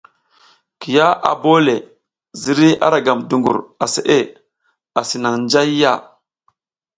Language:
South Giziga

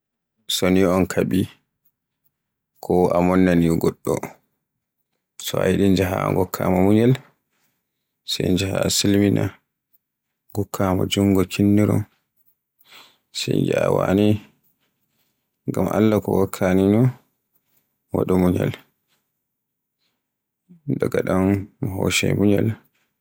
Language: Borgu Fulfulde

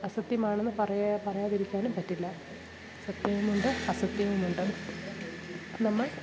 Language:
Malayalam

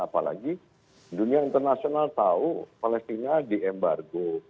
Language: Indonesian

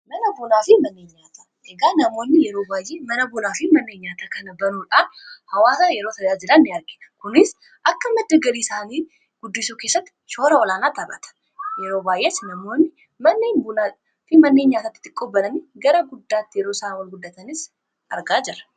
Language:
Oromo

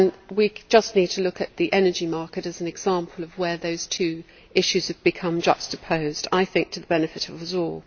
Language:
English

